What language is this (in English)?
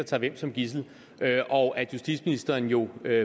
Danish